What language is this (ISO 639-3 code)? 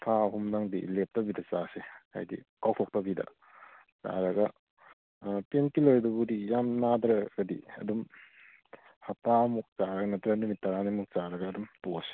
mni